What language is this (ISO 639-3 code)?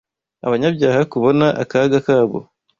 kin